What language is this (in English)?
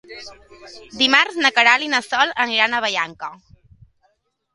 Catalan